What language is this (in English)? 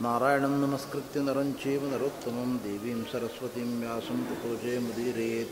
Kannada